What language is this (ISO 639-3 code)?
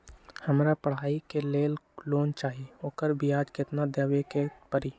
mag